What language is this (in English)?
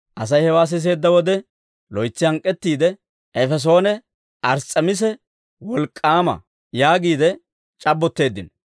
Dawro